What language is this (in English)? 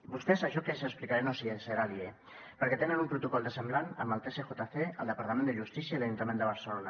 Catalan